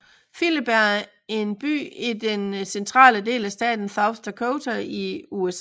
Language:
Danish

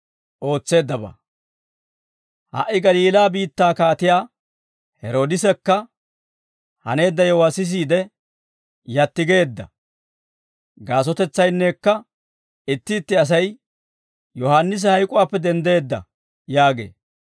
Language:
Dawro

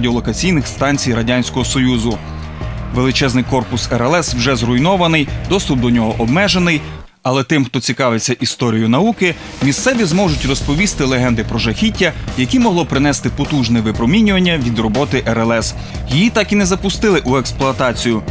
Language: Ukrainian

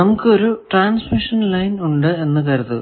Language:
Malayalam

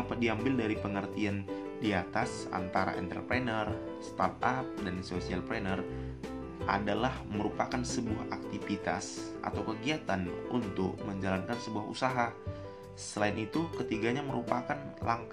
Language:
Indonesian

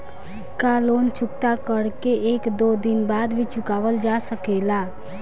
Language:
Bhojpuri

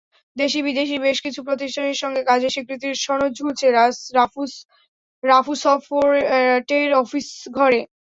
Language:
Bangla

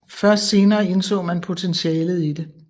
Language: Danish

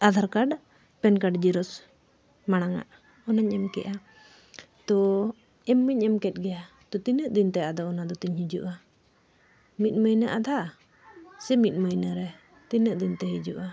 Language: Santali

